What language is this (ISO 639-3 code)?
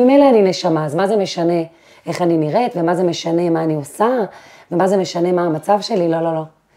heb